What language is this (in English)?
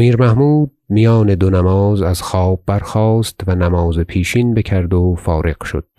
Persian